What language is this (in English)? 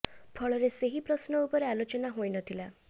Odia